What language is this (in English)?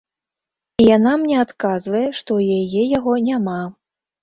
Belarusian